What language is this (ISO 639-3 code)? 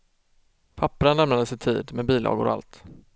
swe